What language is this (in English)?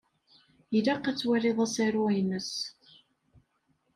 Kabyle